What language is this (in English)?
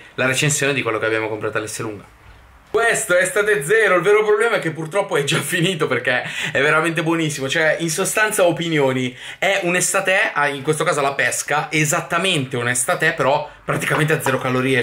Italian